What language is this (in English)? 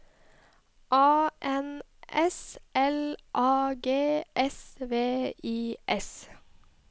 Norwegian